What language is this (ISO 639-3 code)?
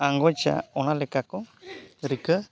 sat